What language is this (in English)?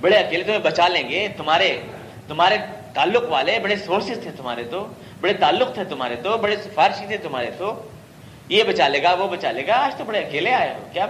Urdu